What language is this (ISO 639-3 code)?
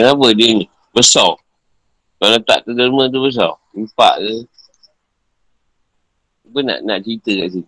msa